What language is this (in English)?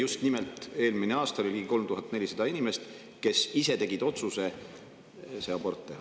Estonian